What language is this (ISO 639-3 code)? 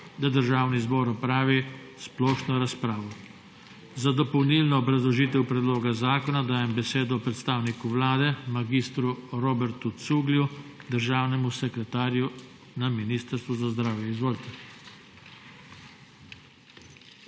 slv